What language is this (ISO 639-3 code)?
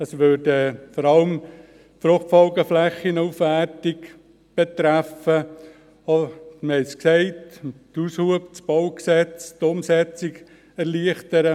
gsw